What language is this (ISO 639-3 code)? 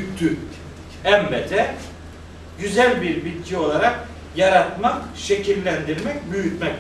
tur